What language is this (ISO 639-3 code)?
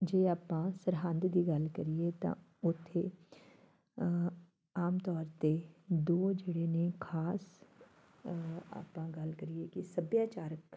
pan